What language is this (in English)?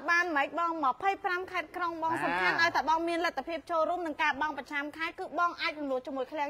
Thai